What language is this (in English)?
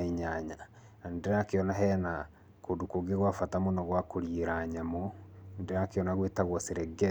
Kikuyu